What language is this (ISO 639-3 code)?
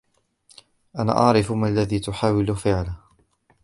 ara